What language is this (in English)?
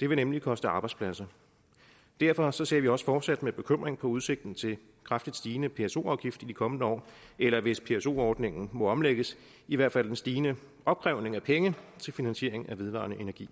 Danish